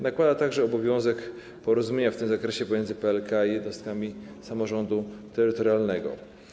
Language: Polish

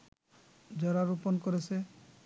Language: Bangla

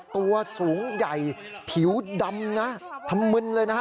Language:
Thai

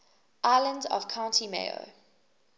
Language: English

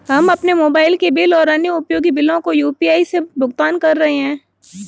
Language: Hindi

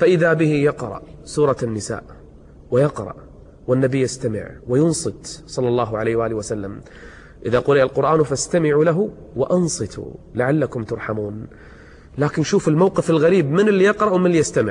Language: Arabic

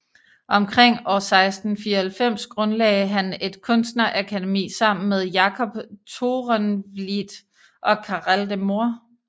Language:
Danish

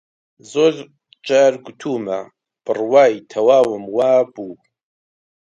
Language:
Central Kurdish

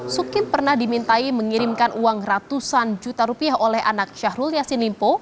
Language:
Indonesian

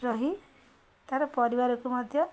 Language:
Odia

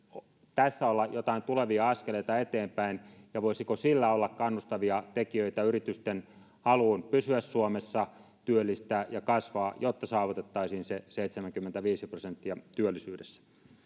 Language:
Finnish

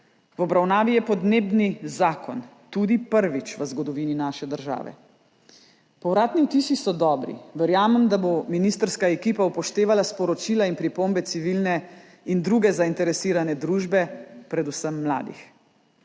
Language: Slovenian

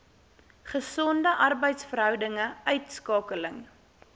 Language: Afrikaans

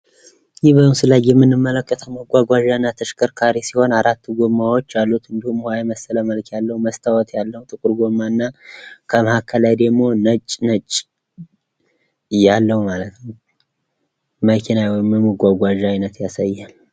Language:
Amharic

